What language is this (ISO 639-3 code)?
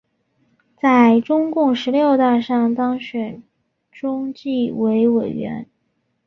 zho